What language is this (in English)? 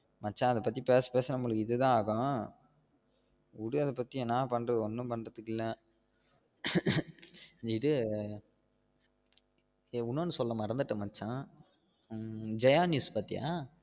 Tamil